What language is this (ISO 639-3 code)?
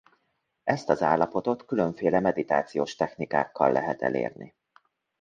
hun